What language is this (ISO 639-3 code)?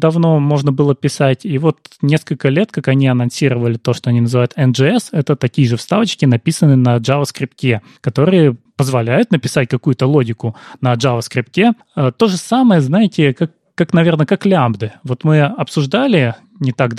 rus